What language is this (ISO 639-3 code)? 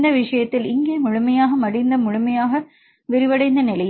tam